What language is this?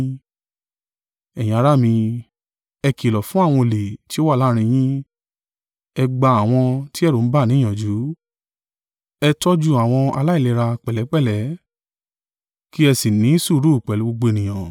Yoruba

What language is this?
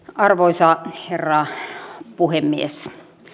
Finnish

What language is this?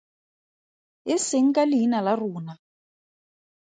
Tswana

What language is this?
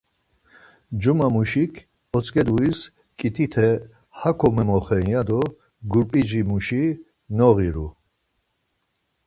Laz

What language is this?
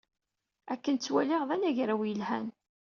Kabyle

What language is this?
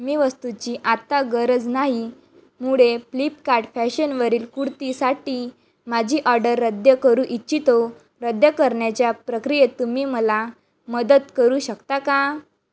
Marathi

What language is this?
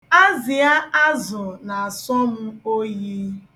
Igbo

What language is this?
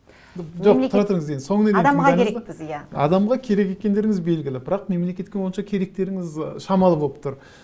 Kazakh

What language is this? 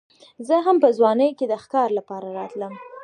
Pashto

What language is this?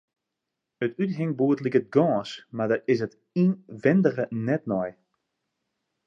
Western Frisian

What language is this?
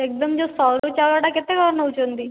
Odia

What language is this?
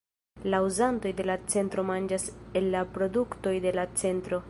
Esperanto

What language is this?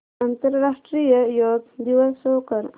Marathi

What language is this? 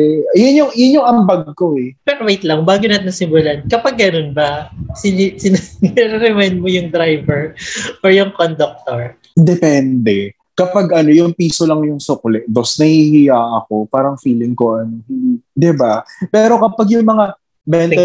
Filipino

